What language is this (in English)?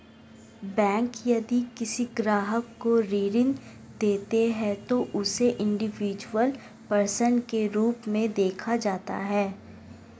Hindi